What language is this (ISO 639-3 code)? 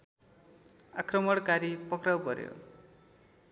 nep